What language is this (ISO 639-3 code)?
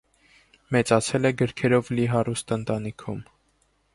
hye